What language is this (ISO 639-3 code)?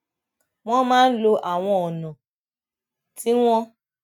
yor